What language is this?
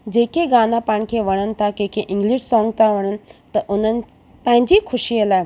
Sindhi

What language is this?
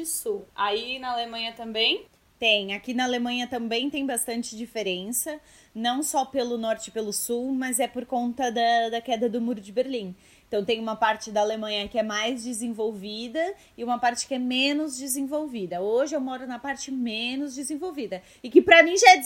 Portuguese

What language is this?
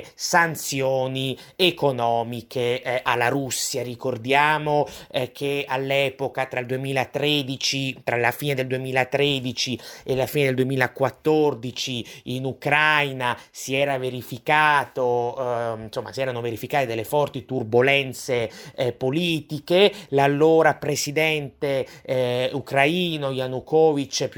Italian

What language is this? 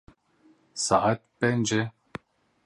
Kurdish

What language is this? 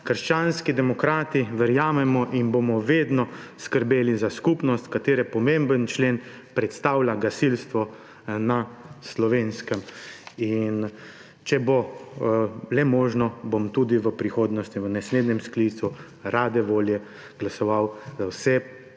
Slovenian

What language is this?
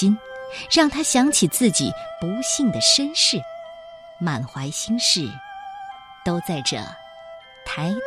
Chinese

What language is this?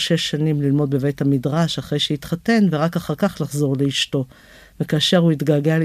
Hebrew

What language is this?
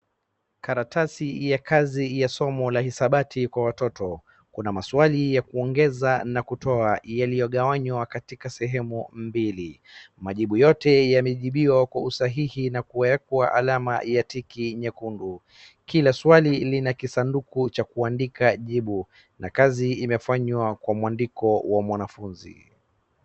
Swahili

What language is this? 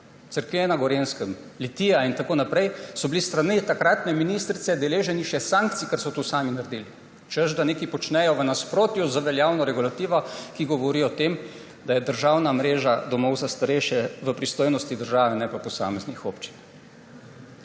Slovenian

